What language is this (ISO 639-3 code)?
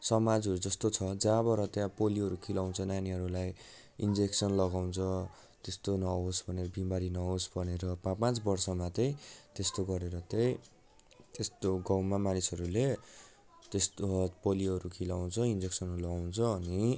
nep